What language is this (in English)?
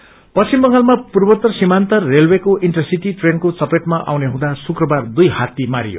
Nepali